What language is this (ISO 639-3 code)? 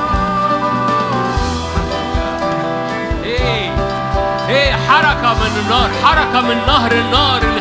ara